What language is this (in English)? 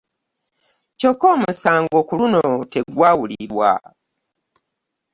Ganda